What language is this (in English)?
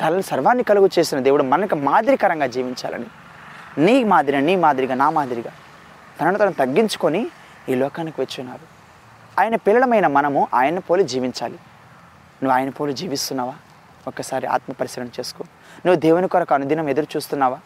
Telugu